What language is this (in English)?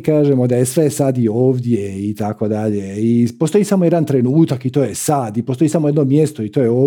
Croatian